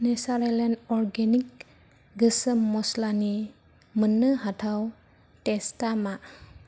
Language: Bodo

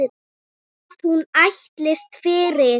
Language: Icelandic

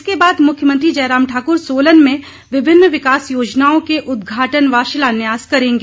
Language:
Hindi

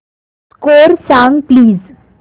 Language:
Marathi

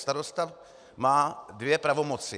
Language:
Czech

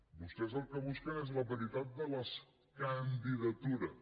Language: Catalan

